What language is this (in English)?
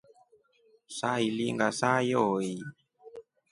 Rombo